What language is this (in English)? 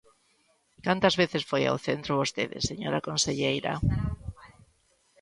Galician